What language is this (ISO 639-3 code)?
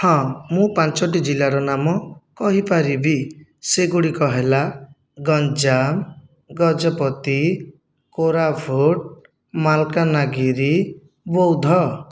ori